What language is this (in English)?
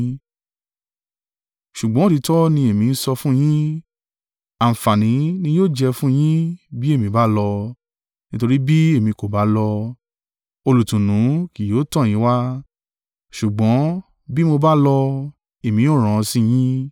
Yoruba